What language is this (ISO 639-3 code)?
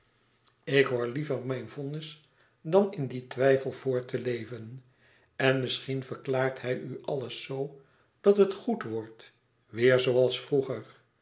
nld